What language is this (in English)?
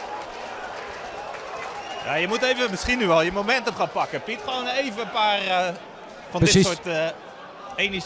Dutch